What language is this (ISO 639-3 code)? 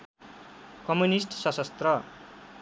nep